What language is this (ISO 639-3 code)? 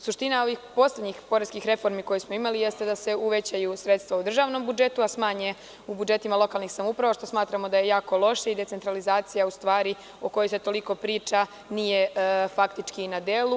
srp